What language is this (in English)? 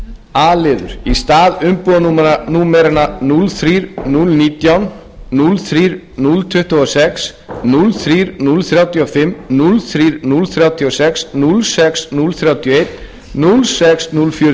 Icelandic